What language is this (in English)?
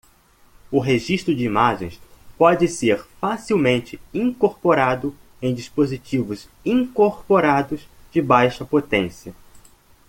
Portuguese